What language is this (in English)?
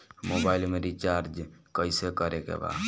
Bhojpuri